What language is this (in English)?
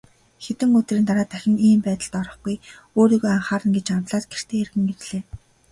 Mongolian